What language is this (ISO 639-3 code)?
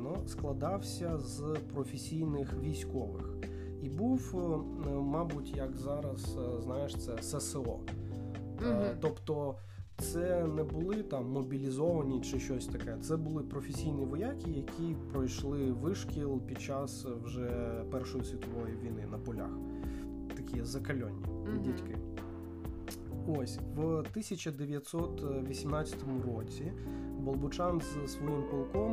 ukr